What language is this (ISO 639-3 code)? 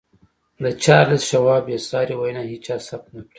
pus